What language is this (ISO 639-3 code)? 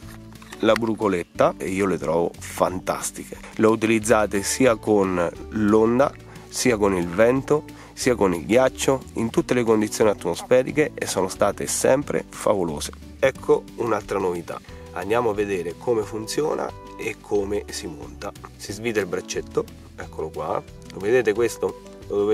ita